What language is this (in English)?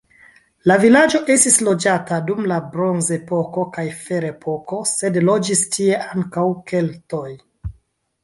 Esperanto